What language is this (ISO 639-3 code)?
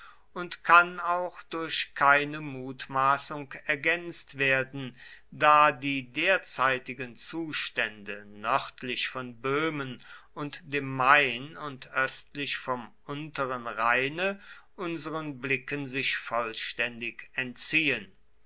deu